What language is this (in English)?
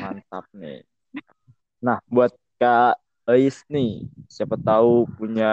Indonesian